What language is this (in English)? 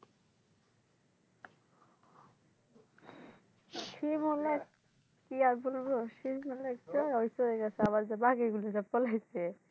Bangla